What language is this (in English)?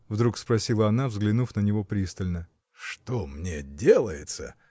Russian